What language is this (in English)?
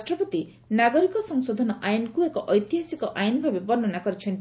Odia